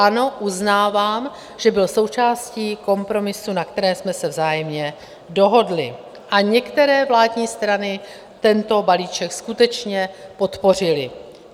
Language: Czech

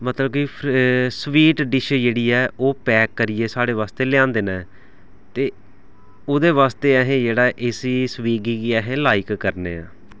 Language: Dogri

